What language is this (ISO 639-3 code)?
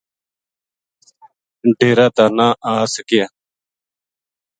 gju